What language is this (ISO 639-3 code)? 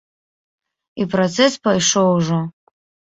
bel